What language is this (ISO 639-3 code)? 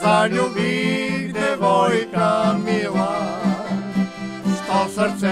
por